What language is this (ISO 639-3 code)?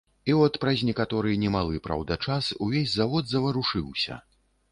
bel